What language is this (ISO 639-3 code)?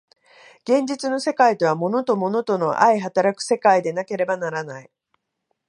jpn